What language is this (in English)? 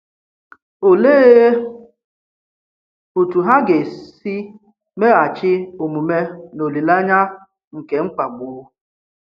Igbo